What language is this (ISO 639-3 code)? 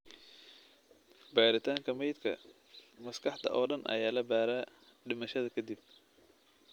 som